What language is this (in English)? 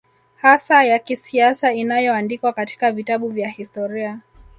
Swahili